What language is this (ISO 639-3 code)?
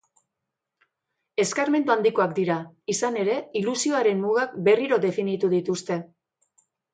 eus